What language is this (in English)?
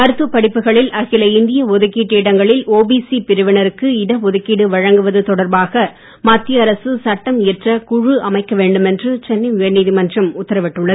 Tamil